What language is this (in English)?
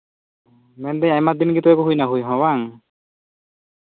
Santali